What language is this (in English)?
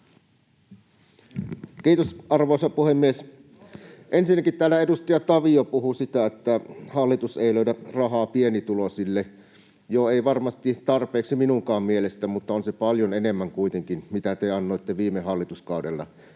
Finnish